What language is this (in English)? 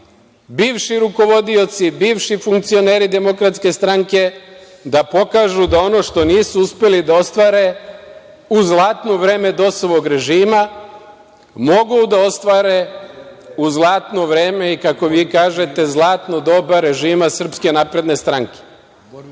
Serbian